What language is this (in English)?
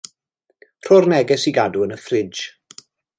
Welsh